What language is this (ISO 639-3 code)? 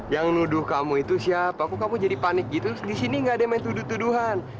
ind